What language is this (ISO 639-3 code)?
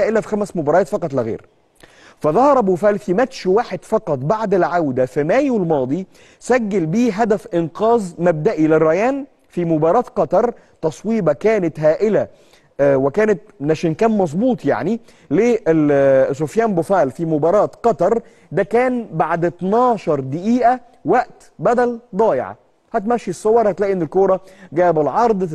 ara